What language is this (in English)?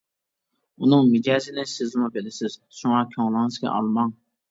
Uyghur